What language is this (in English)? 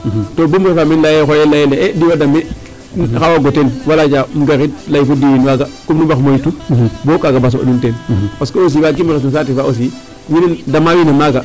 Serer